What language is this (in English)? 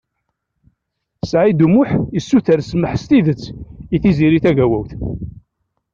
Kabyle